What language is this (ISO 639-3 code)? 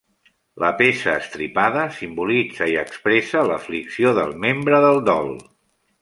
cat